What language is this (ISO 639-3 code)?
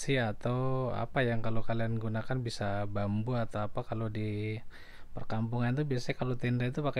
ind